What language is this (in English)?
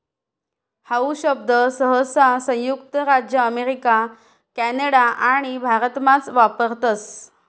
Marathi